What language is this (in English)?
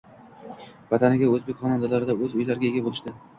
Uzbek